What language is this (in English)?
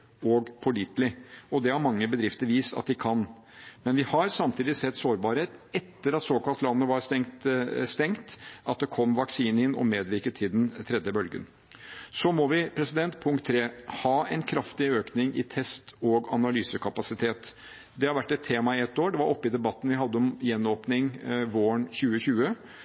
Norwegian Bokmål